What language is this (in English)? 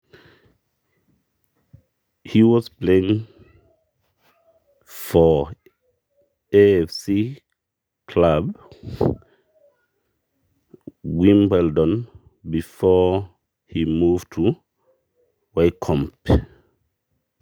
Masai